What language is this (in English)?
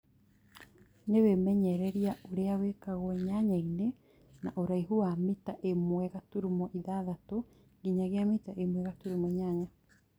Kikuyu